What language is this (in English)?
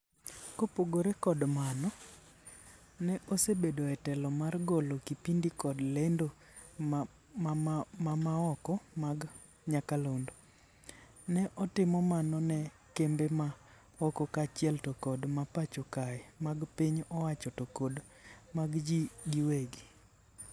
Luo (Kenya and Tanzania)